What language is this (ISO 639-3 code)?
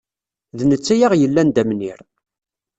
kab